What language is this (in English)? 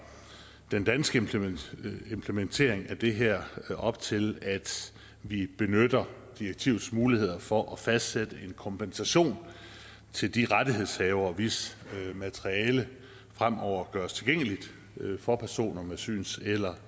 Danish